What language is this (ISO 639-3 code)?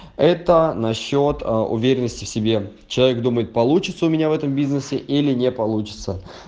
rus